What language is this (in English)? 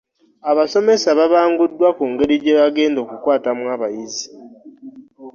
Ganda